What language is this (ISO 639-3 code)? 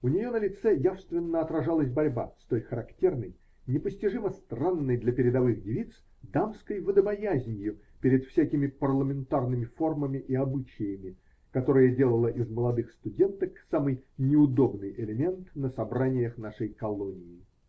rus